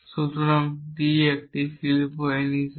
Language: Bangla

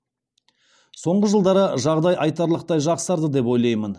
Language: Kazakh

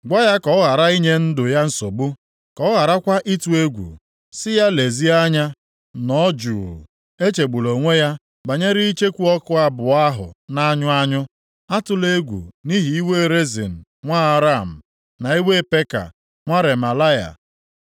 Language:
Igbo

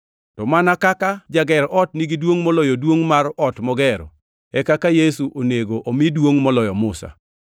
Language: Luo (Kenya and Tanzania)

